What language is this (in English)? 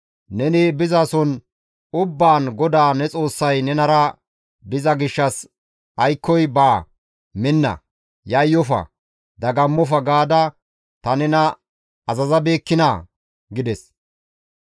Gamo